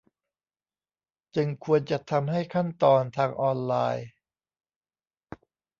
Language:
Thai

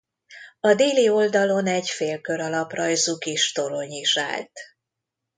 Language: Hungarian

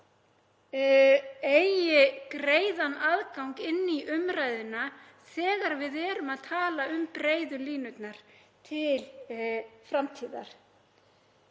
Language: Icelandic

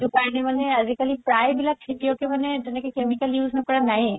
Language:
Assamese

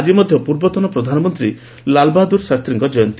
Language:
Odia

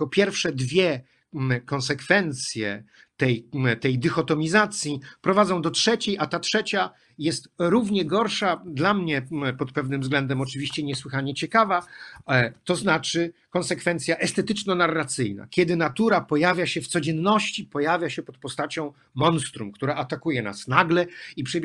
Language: Polish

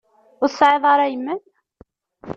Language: Kabyle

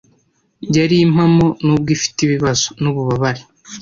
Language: Kinyarwanda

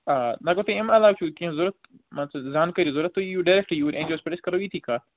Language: Kashmiri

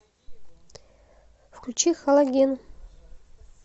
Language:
Russian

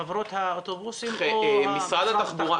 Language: Hebrew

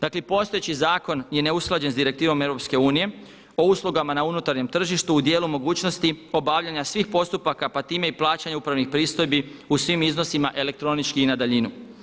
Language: Croatian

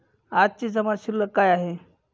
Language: Marathi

